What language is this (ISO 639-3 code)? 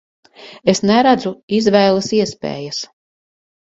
lav